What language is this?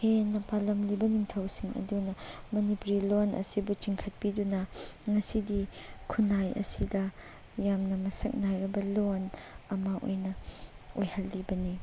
Manipuri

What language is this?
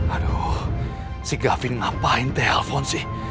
Indonesian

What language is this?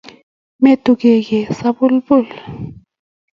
Kalenjin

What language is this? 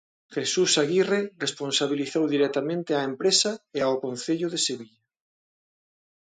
Galician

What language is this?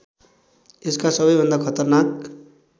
Nepali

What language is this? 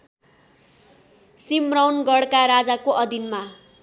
Nepali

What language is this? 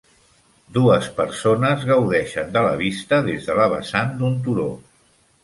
Catalan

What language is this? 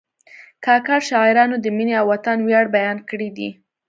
Pashto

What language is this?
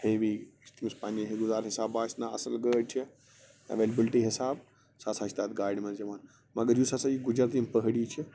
Kashmiri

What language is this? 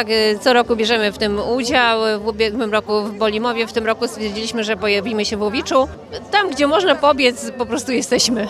Polish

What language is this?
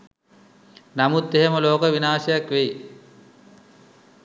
Sinhala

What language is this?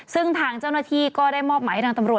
Thai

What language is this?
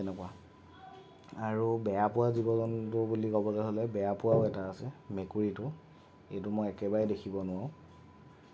Assamese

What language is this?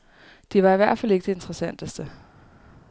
Danish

